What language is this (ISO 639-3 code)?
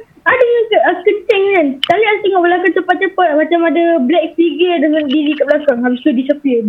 msa